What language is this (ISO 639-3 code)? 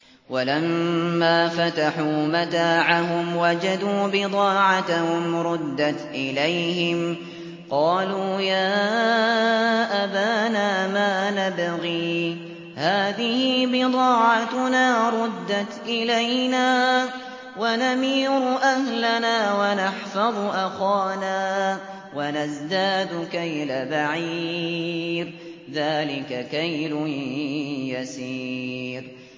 ara